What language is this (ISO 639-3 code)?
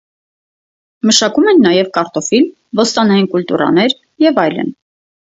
hye